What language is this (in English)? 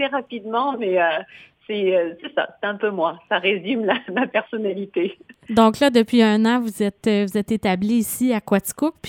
French